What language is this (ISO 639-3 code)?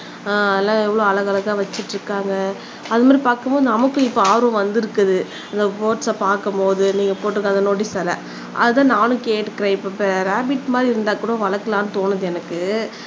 tam